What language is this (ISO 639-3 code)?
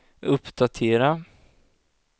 swe